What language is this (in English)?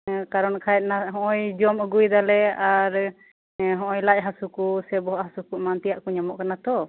Santali